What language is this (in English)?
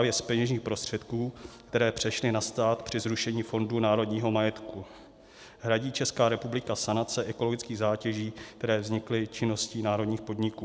Czech